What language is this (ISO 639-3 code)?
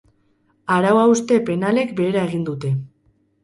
eus